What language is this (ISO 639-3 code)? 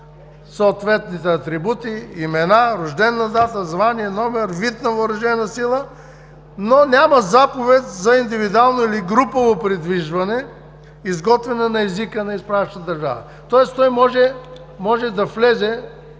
bul